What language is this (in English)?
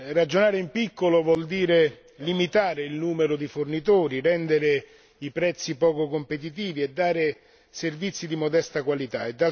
Italian